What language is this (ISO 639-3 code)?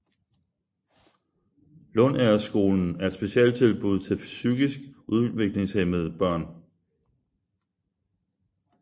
dan